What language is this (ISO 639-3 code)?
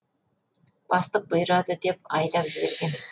kaz